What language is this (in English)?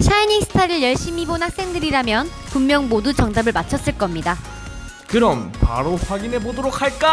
Korean